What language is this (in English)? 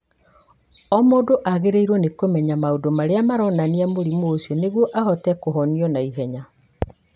Kikuyu